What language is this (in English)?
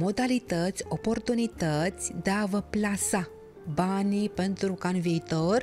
Romanian